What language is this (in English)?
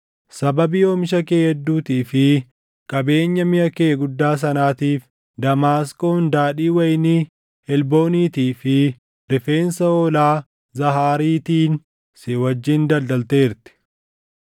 Oromo